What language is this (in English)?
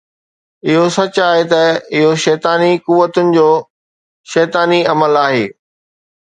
Sindhi